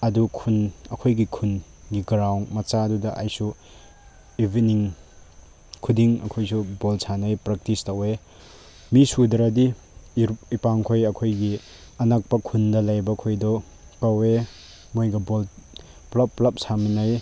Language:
Manipuri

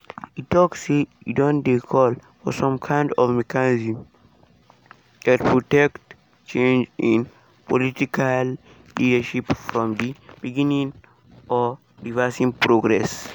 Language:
Nigerian Pidgin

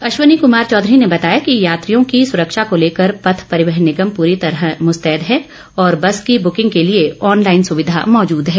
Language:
Hindi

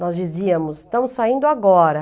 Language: Portuguese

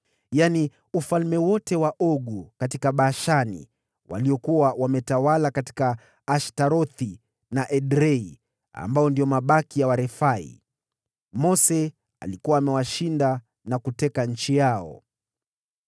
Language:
Swahili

